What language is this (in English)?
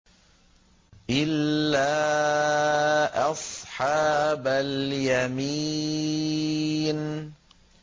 Arabic